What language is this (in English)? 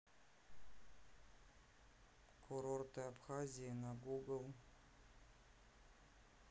Russian